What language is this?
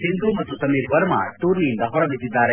Kannada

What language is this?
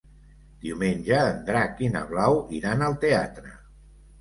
Catalan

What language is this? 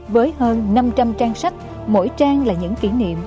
Vietnamese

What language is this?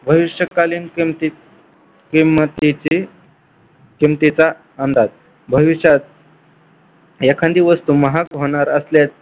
Marathi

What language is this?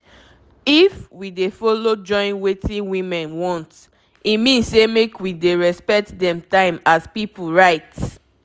Nigerian Pidgin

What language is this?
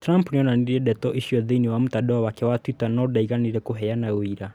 Kikuyu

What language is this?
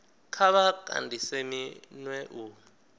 Venda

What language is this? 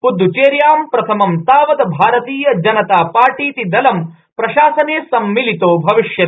Sanskrit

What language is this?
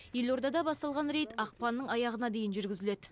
Kazakh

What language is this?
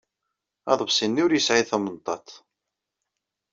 Kabyle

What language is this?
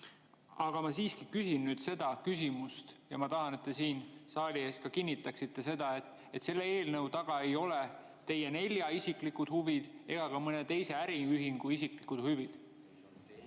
Estonian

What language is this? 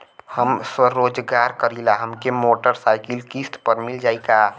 Bhojpuri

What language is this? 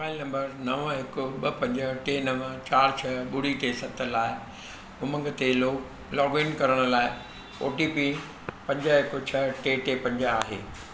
Sindhi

